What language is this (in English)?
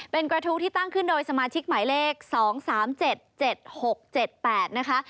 Thai